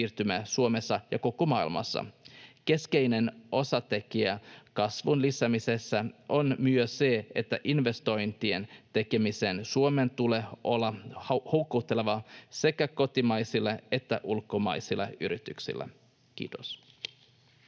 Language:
Finnish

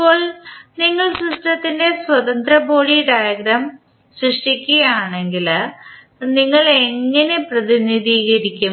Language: Malayalam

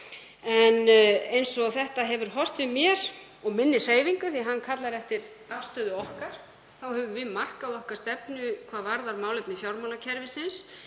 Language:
Icelandic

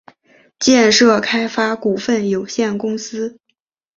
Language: Chinese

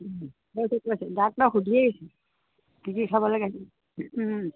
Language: Assamese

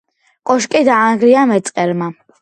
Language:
Georgian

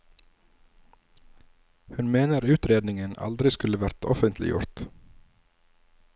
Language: Norwegian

